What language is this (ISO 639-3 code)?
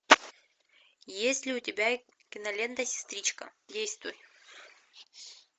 rus